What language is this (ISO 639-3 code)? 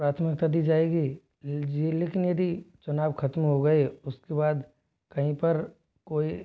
hin